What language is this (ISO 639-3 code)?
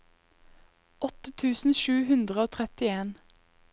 nor